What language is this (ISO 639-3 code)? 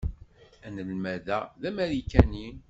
kab